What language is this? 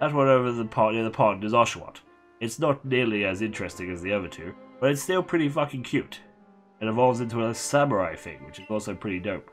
English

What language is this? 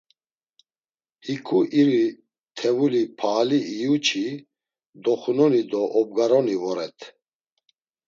Laz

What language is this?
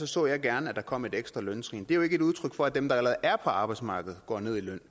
Danish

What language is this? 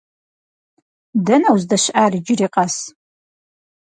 Kabardian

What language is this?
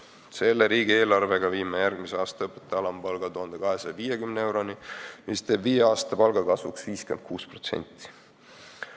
Estonian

